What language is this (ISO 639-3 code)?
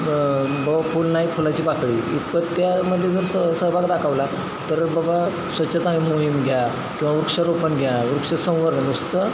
mar